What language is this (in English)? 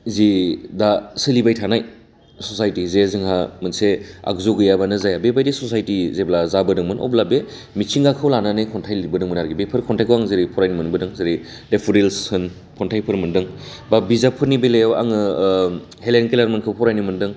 Bodo